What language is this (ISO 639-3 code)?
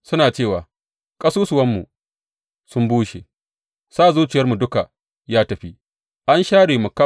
hau